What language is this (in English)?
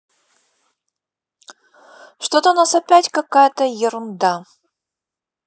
Russian